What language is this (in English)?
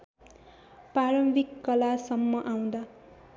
Nepali